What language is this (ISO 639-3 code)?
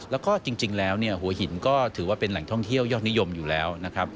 tha